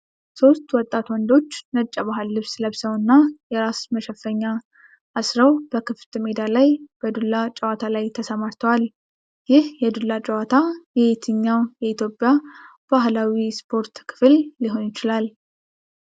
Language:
Amharic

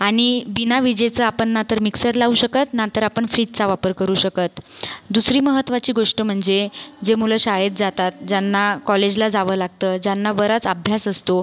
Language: Marathi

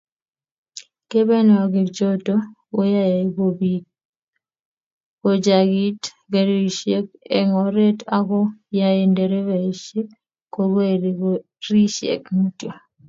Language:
Kalenjin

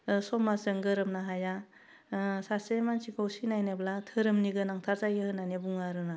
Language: Bodo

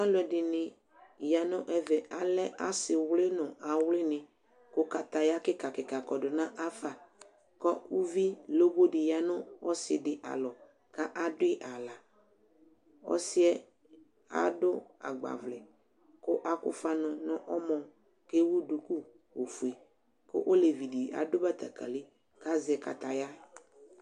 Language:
Ikposo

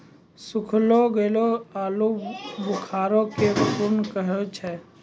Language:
Maithili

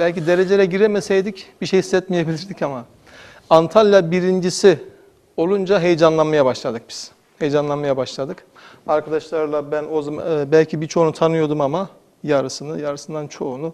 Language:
Turkish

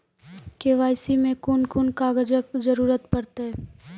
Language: Maithili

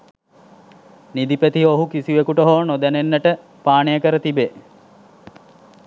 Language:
Sinhala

